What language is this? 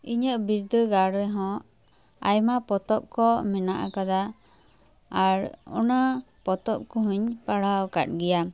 Santali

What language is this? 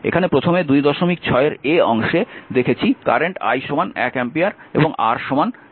Bangla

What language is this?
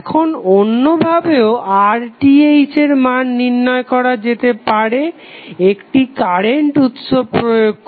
Bangla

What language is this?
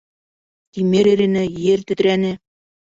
Bashkir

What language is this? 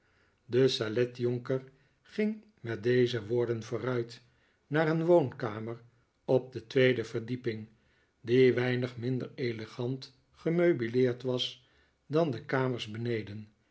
Dutch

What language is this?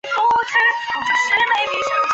Chinese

